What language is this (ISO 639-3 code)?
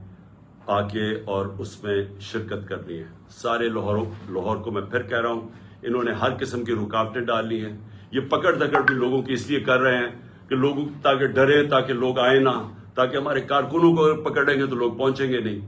urd